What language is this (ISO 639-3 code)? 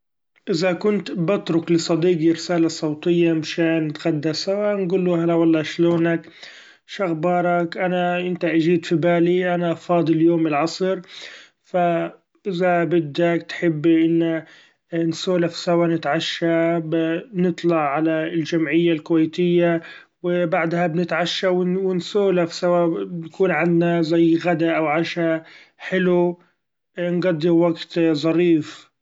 afb